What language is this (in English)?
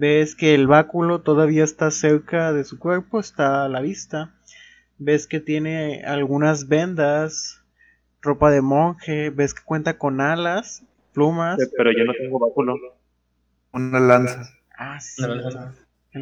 Spanish